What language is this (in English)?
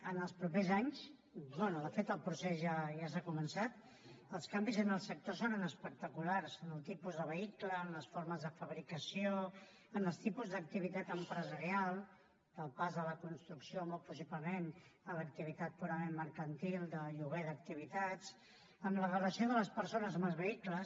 Catalan